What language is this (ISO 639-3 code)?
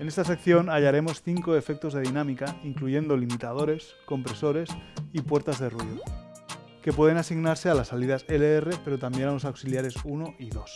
spa